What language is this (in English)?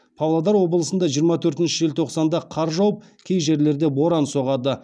Kazakh